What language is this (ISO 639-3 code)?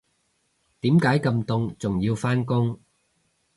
yue